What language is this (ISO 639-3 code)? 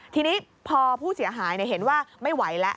tha